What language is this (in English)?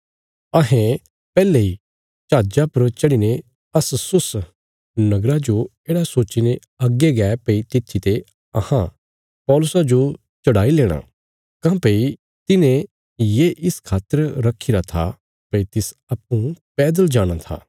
Bilaspuri